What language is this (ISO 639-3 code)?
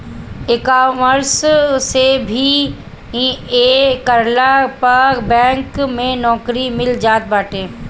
bho